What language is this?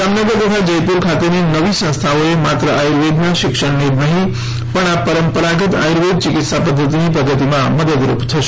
Gujarati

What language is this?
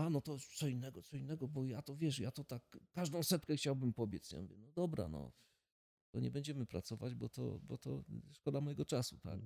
Polish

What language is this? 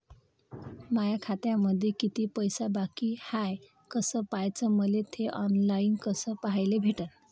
Marathi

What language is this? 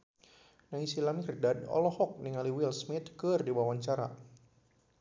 Sundanese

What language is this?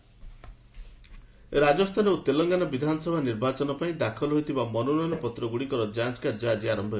Odia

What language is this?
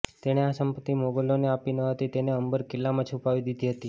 Gujarati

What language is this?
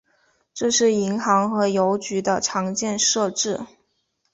Chinese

